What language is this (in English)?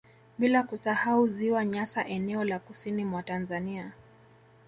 Swahili